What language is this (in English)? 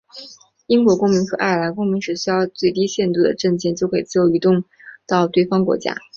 Chinese